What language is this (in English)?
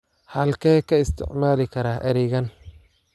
Somali